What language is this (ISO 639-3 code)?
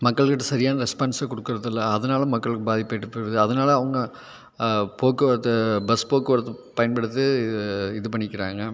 tam